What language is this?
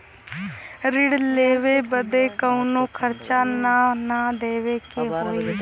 Bhojpuri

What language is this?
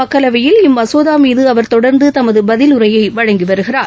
Tamil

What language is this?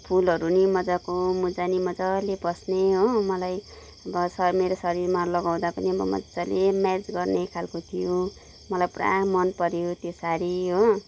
Nepali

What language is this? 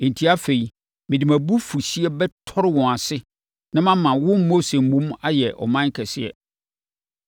Akan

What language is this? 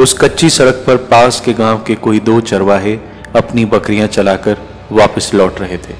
Hindi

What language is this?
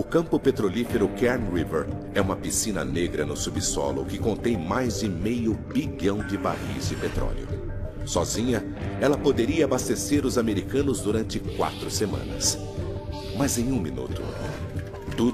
Portuguese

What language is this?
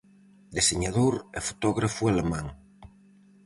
Galician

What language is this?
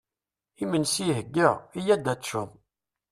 Kabyle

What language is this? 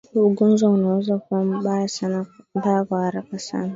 Swahili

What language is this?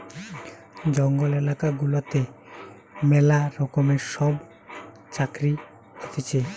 Bangla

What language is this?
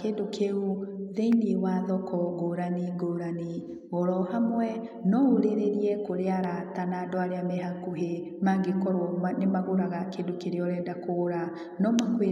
Kikuyu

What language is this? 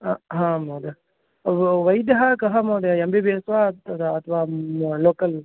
Sanskrit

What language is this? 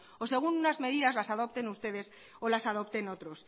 Spanish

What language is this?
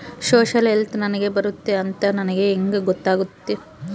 Kannada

